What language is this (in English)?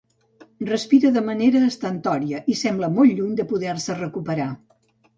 Catalan